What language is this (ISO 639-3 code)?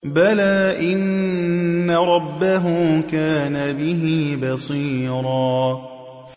ara